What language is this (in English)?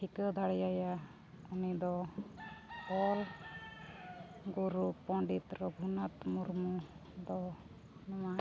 Santali